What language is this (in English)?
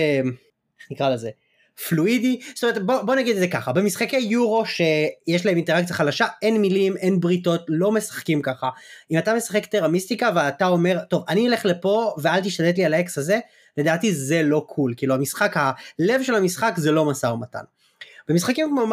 Hebrew